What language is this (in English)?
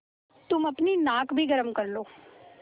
Hindi